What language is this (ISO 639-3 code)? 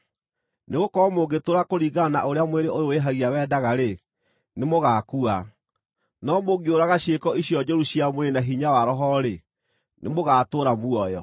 kik